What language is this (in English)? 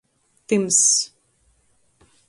Latgalian